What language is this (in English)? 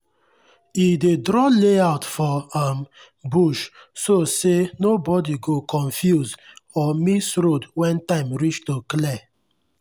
Nigerian Pidgin